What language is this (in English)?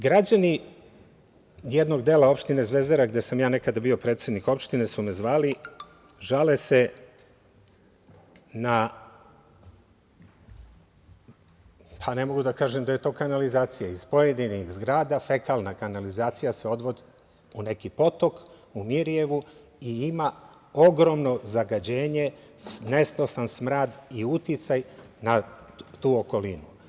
Serbian